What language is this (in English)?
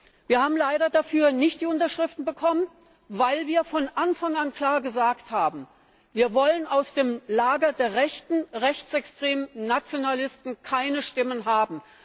German